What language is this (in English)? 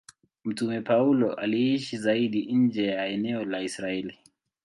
Swahili